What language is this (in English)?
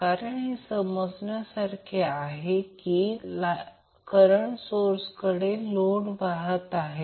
Marathi